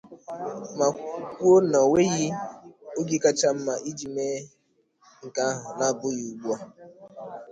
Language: Igbo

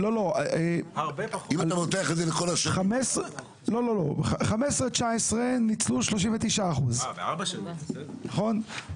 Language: Hebrew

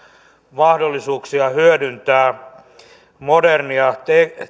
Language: Finnish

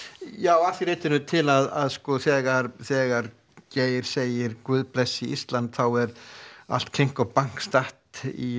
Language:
Icelandic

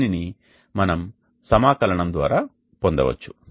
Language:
Telugu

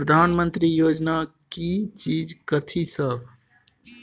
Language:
Maithili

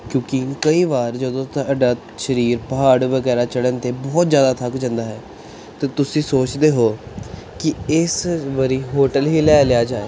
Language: Punjabi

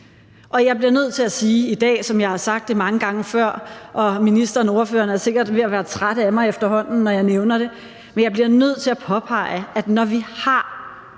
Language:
Danish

